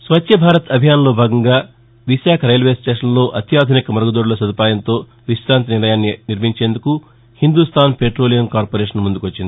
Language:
Telugu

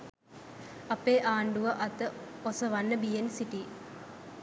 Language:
Sinhala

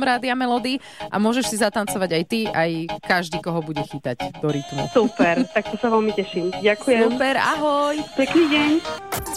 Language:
Slovak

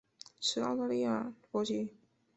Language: Chinese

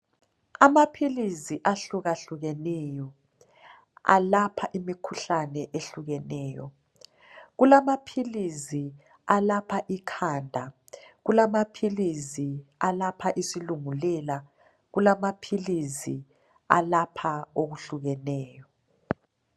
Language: North Ndebele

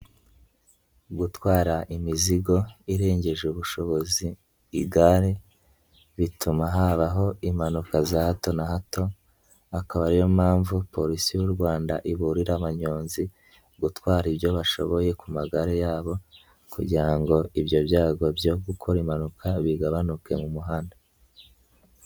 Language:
Kinyarwanda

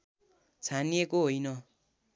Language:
Nepali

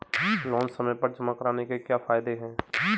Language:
Hindi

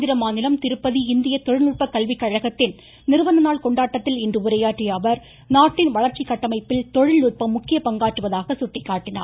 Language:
Tamil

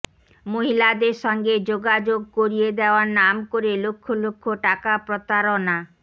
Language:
Bangla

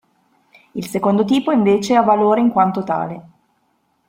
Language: Italian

